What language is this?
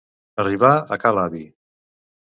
Catalan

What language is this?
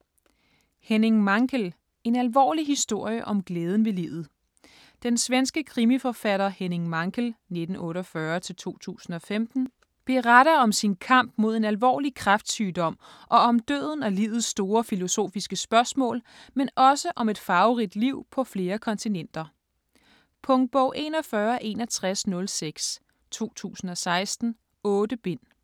Danish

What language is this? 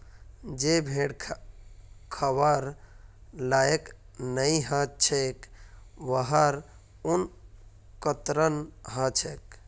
Magahi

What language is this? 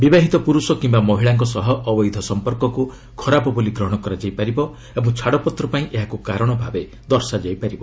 Odia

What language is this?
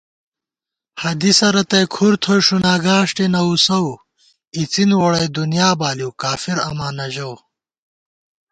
Gawar-Bati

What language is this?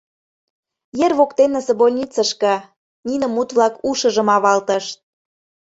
Mari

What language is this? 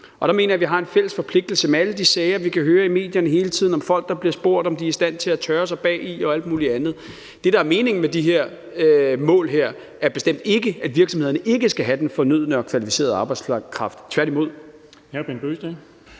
Danish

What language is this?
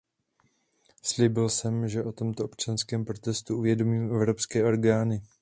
Czech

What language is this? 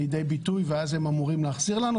Hebrew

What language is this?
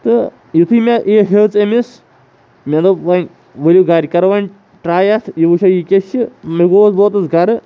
Kashmiri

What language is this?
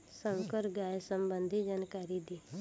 Bhojpuri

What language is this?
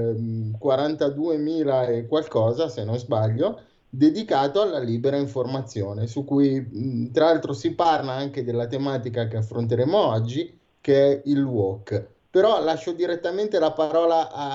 Italian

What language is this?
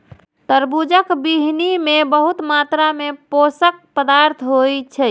Maithili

